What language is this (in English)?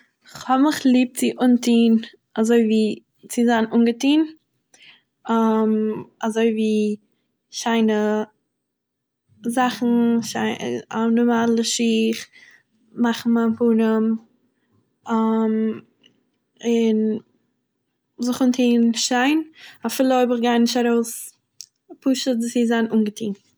Yiddish